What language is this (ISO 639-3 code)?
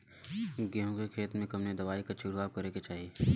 bho